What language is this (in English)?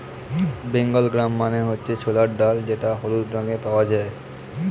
Bangla